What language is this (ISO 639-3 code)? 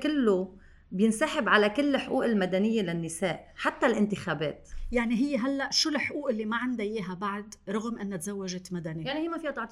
ara